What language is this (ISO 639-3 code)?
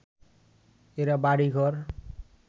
ben